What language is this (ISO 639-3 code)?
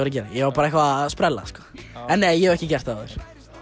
isl